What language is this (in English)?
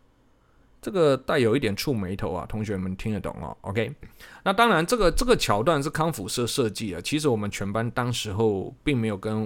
Chinese